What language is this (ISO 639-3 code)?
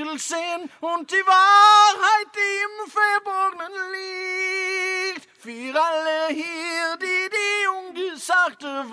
nor